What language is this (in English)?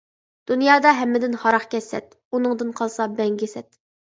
Uyghur